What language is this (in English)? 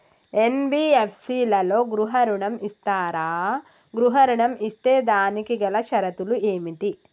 Telugu